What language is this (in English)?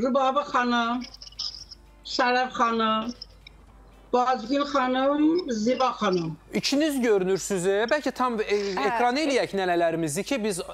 Turkish